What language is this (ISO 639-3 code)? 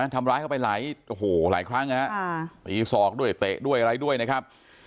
tha